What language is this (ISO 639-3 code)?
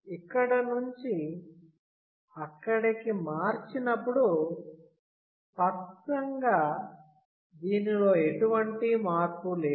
tel